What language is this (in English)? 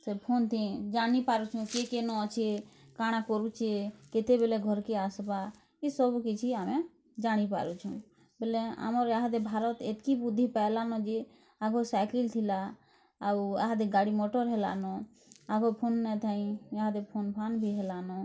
Odia